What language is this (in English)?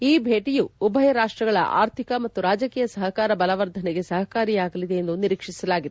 Kannada